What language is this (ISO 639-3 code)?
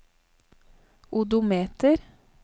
nor